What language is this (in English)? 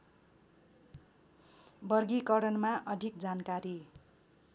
Nepali